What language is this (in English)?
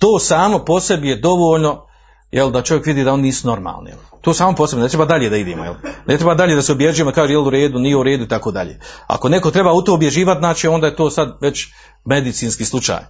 Croatian